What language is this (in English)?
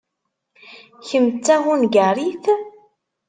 Kabyle